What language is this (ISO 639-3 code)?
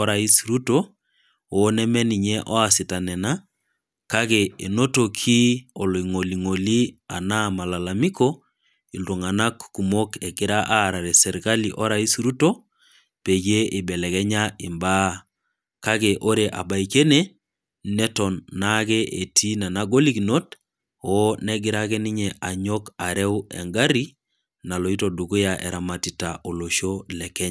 mas